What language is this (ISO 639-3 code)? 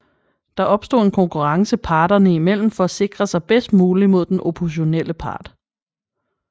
dan